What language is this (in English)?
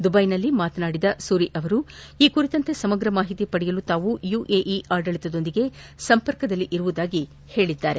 Kannada